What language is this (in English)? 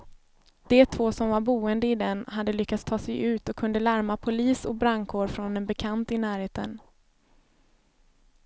Swedish